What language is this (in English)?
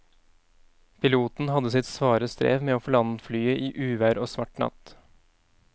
Norwegian